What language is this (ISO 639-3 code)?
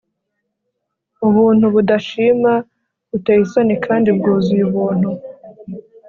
kin